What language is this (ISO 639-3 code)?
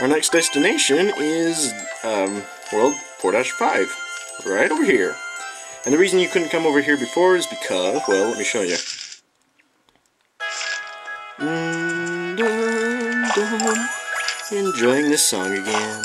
eng